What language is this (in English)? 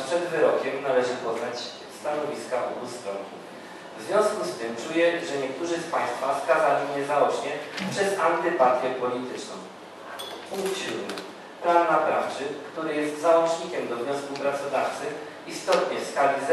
Polish